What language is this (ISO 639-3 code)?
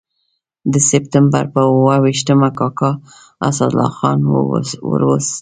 pus